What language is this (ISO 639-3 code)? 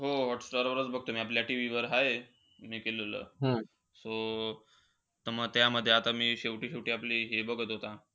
mar